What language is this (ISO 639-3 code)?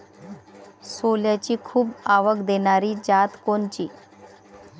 mar